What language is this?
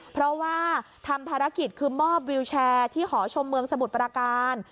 Thai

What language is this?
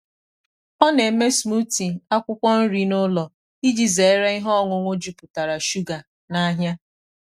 Igbo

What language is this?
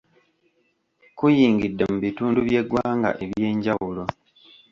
Ganda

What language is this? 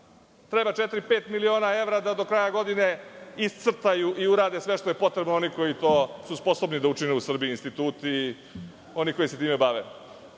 Serbian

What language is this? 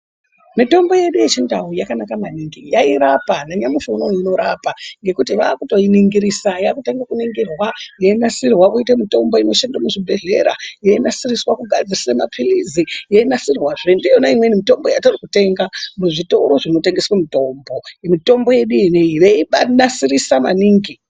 Ndau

